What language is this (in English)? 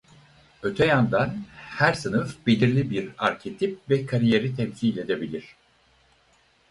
Turkish